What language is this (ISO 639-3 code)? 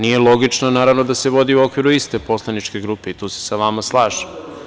srp